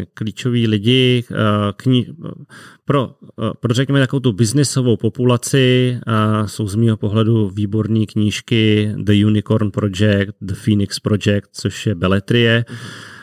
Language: Czech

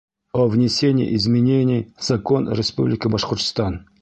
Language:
Bashkir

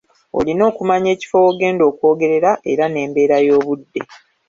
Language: Ganda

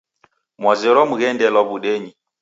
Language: Taita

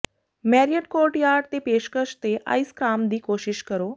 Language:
Punjabi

